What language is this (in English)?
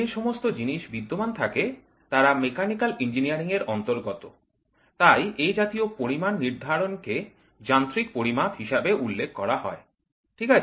Bangla